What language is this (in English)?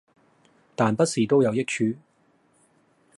Cantonese